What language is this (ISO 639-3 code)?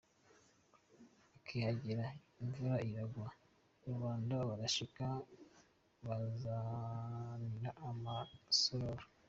kin